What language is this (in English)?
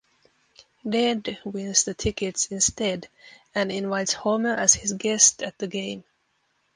English